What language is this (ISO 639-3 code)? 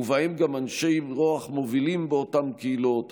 heb